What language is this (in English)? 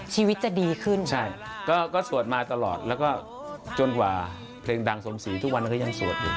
Thai